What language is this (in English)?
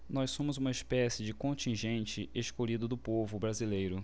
Portuguese